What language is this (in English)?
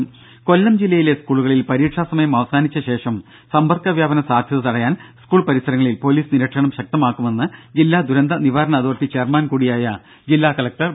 Malayalam